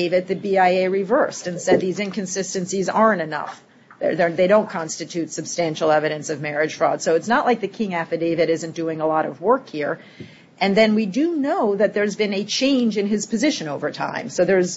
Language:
English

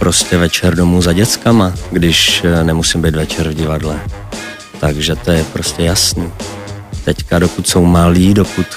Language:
Czech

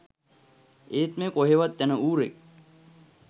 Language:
Sinhala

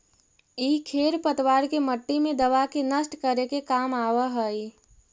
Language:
Magahi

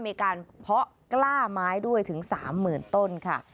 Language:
Thai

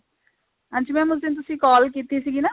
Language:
Punjabi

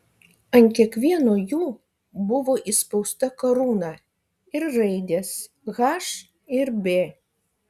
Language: Lithuanian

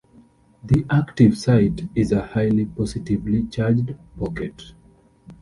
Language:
English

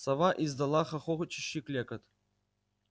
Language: Russian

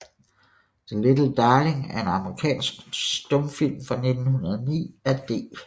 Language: Danish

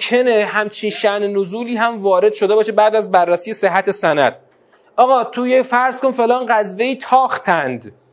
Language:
Persian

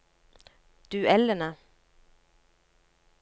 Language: Norwegian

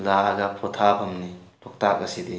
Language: Manipuri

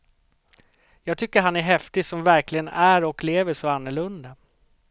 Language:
Swedish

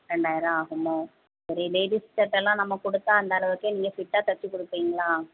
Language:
Tamil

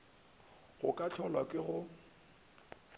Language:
Northern Sotho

